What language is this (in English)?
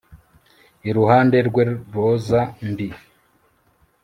Kinyarwanda